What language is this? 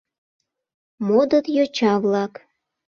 Mari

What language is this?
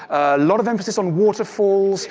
English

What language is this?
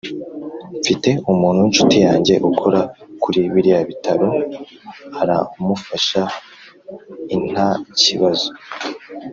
Kinyarwanda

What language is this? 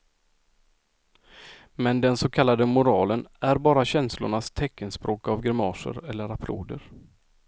Swedish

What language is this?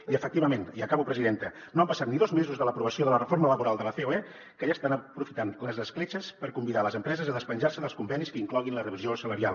Catalan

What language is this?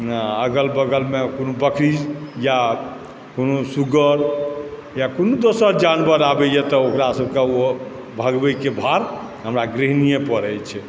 Maithili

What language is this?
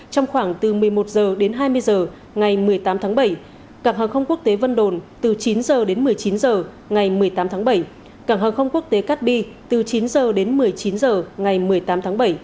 Vietnamese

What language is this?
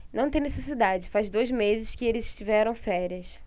Portuguese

